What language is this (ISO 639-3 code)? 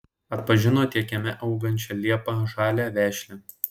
lit